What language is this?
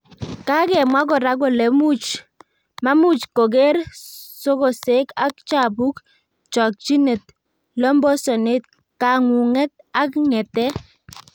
Kalenjin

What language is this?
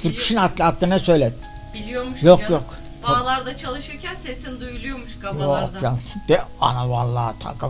Turkish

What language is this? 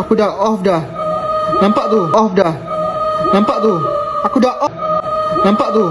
Malay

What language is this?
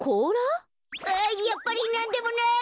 Japanese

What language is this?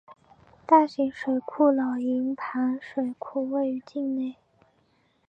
Chinese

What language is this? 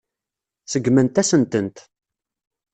Kabyle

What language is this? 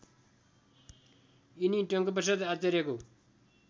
Nepali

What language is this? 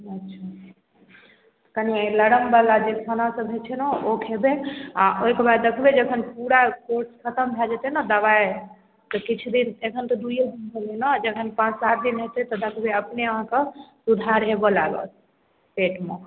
Maithili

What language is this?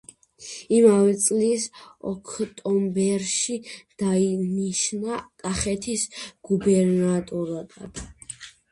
Georgian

